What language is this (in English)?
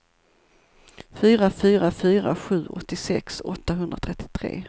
Swedish